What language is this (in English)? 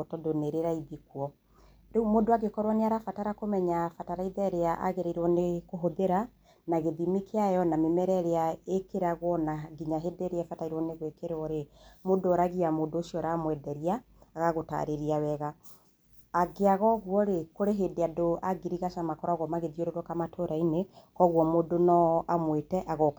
Kikuyu